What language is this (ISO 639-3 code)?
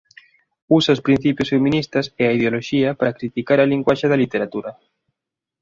glg